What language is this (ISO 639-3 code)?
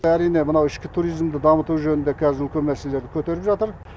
kaz